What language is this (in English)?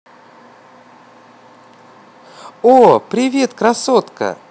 Russian